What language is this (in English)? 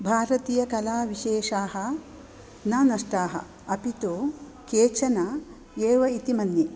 Sanskrit